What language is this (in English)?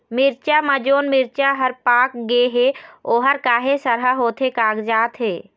Chhattisgarhi